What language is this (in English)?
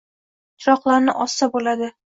Uzbek